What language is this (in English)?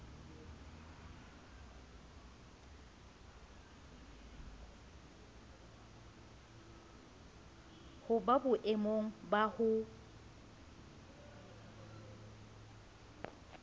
Southern Sotho